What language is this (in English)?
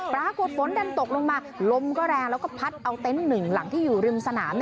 Thai